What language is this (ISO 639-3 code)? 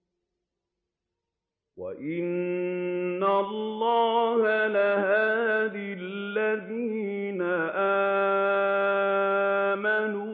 ara